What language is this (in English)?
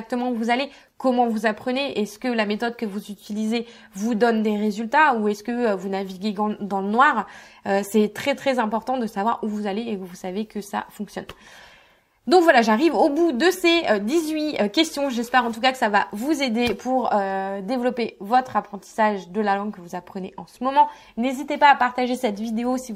French